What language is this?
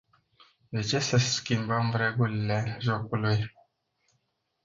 Romanian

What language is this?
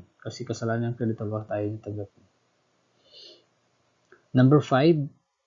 Filipino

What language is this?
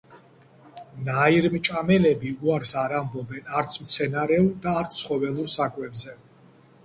Georgian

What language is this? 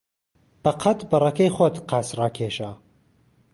Central Kurdish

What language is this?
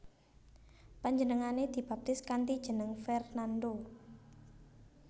Javanese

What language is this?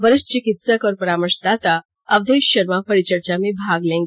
Hindi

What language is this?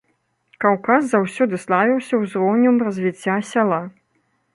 Belarusian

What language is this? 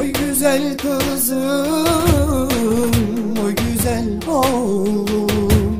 Turkish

